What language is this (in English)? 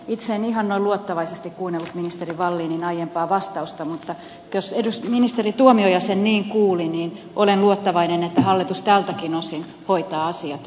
Finnish